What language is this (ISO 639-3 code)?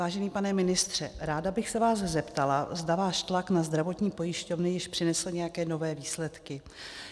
ces